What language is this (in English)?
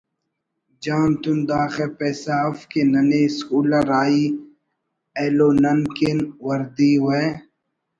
Brahui